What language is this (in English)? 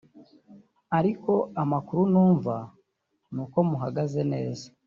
Kinyarwanda